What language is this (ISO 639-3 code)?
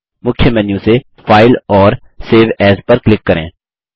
hin